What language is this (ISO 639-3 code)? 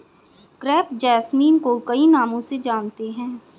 hin